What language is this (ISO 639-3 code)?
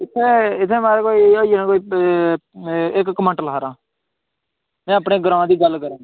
doi